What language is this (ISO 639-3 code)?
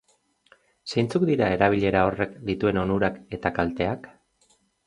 eus